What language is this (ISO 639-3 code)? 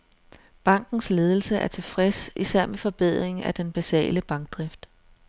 dan